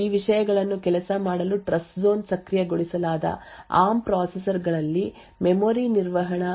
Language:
Kannada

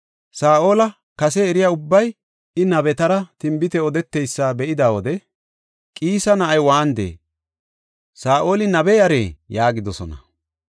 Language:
Gofa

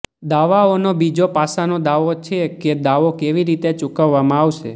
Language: Gujarati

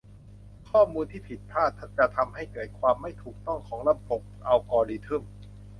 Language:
Thai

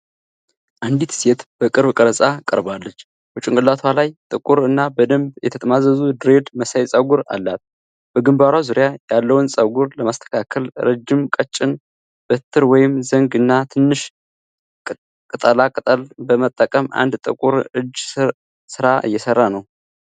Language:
Amharic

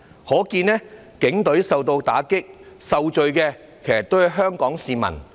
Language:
Cantonese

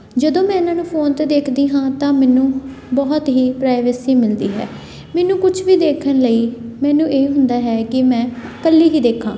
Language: Punjabi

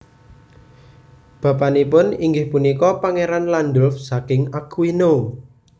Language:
Javanese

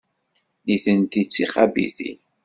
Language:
Kabyle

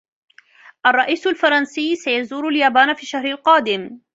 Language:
Arabic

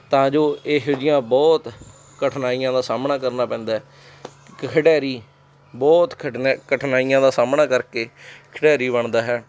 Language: Punjabi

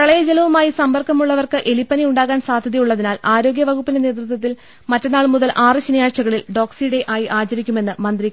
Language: Malayalam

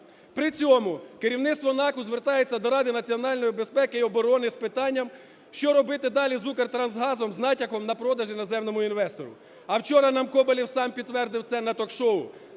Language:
Ukrainian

